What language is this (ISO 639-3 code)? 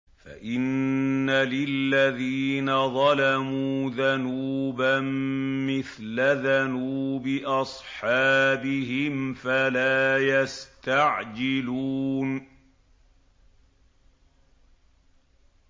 ara